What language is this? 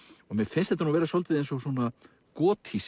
Icelandic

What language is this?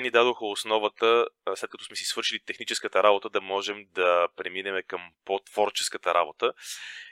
Bulgarian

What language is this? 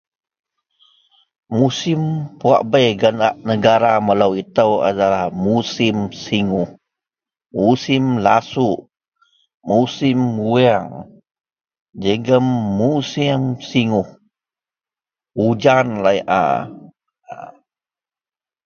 Central Melanau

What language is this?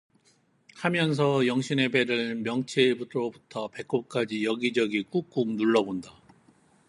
Korean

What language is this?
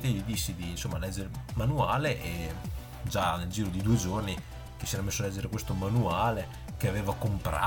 Italian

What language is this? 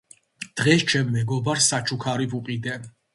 Georgian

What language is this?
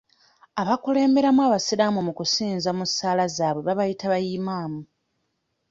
Ganda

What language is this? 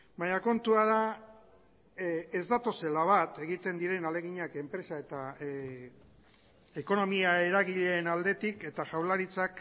Basque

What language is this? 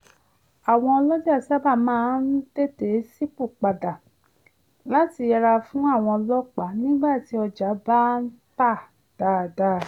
Yoruba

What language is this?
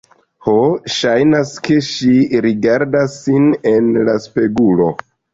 Esperanto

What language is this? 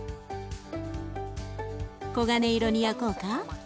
Japanese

